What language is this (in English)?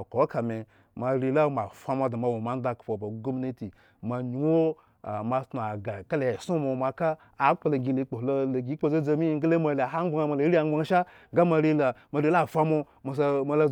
Eggon